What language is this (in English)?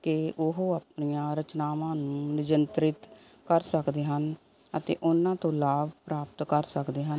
Punjabi